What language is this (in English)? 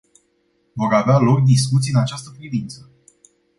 Romanian